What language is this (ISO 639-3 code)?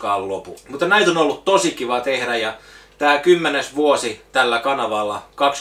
fin